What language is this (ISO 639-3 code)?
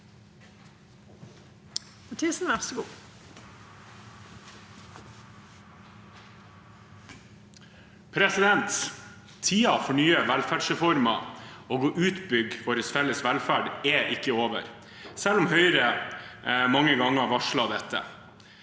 nor